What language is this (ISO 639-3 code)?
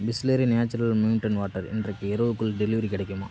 tam